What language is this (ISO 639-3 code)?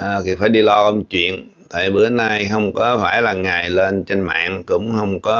vie